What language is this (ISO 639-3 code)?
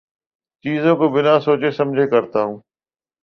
urd